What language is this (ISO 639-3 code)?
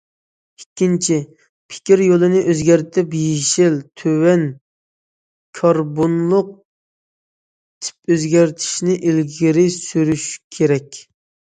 uig